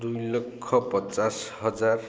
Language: Odia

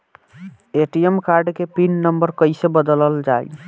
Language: Bhojpuri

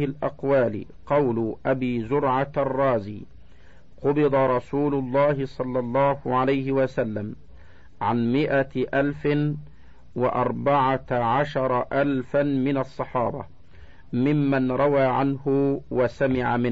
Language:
Arabic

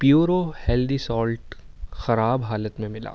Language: Urdu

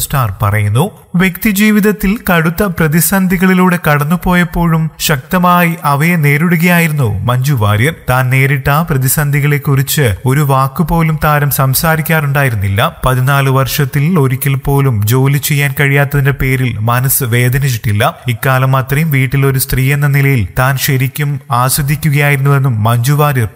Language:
Hindi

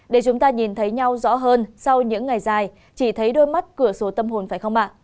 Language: Vietnamese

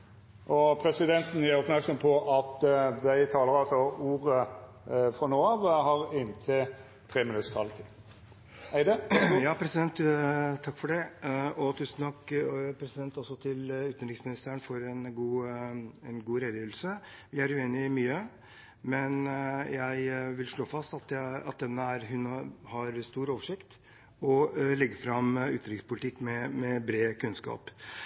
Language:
Norwegian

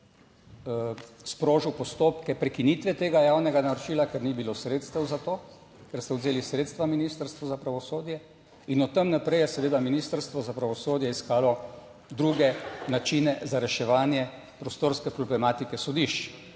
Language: Slovenian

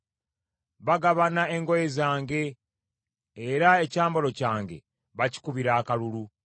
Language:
Ganda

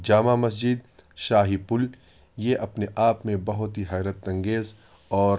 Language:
Urdu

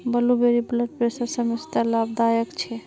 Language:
Magahi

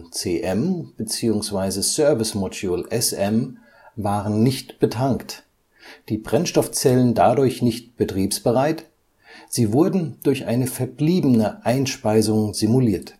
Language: German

